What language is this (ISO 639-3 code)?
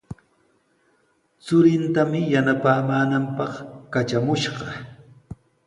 qws